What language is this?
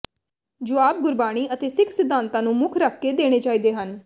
Punjabi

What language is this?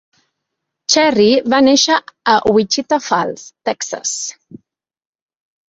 Catalan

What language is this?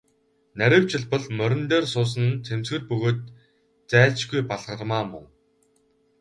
Mongolian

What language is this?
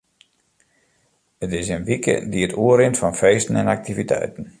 Western Frisian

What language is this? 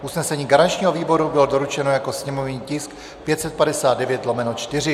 Czech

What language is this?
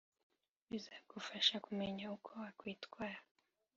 Kinyarwanda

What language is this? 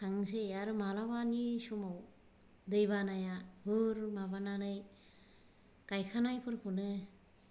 Bodo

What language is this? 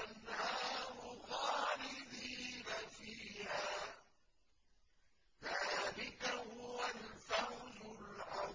Arabic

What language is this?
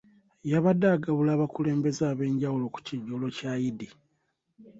Ganda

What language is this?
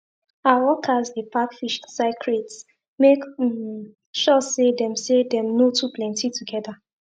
Nigerian Pidgin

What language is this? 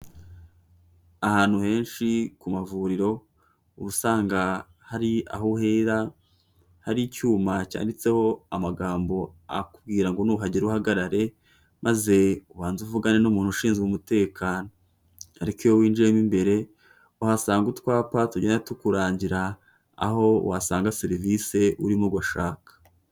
Kinyarwanda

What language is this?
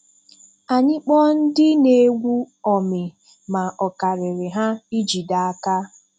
Igbo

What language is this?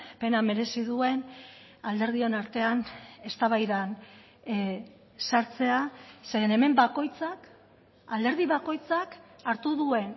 Basque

